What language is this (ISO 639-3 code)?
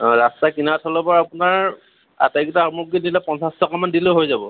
asm